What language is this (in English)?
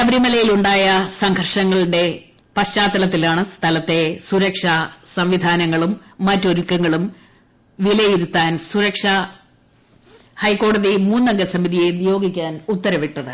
Malayalam